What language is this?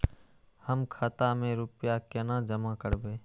Maithili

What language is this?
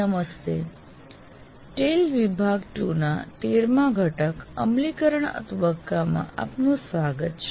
Gujarati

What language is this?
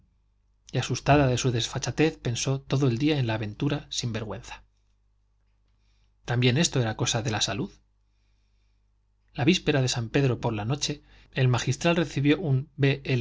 Spanish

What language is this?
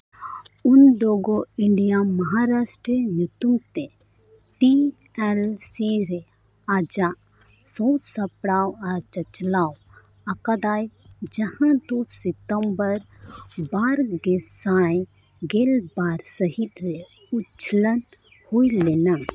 Santali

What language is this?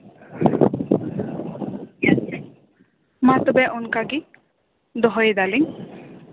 Santali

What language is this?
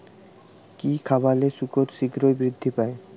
Bangla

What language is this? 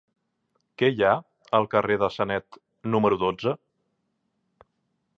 Catalan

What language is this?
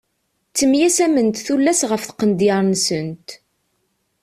Kabyle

